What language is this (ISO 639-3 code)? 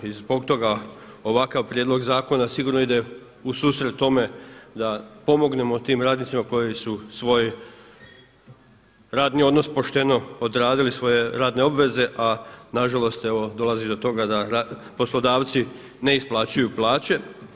hrv